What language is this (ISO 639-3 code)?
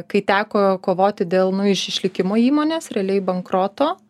lit